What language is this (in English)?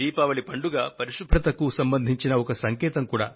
Telugu